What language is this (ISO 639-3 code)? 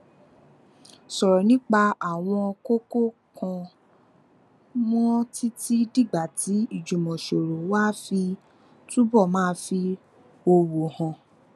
yor